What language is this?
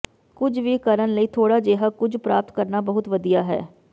Punjabi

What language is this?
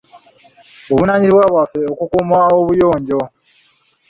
Ganda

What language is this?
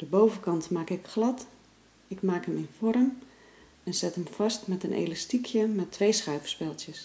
Dutch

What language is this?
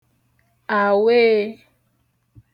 Igbo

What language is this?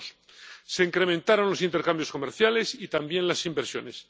Spanish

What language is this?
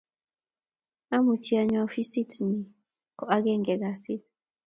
Kalenjin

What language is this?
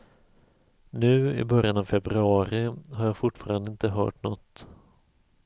Swedish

